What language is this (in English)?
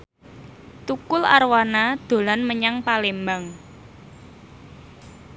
Javanese